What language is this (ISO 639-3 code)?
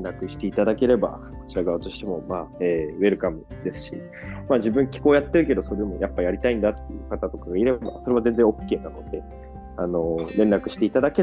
jpn